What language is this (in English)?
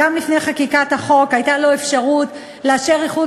Hebrew